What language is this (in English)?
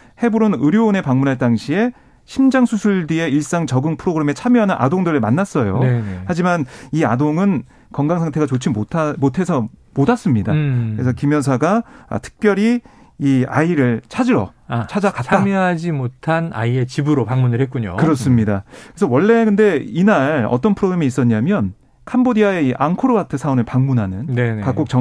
Korean